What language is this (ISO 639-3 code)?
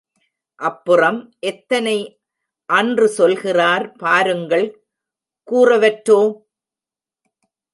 tam